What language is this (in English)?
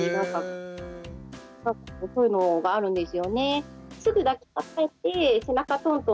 Japanese